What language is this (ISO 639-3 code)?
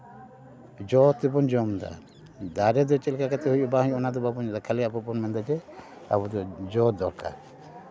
sat